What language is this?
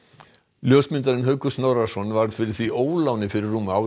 Icelandic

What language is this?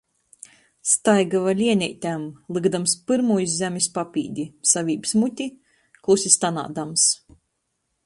Latgalian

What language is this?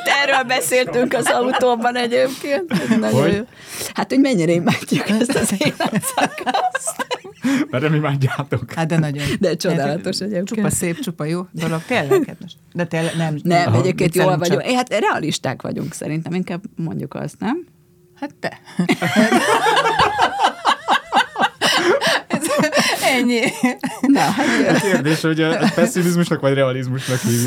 Hungarian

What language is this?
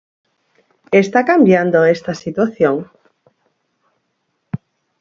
Galician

